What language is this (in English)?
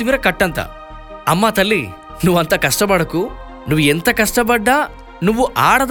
Telugu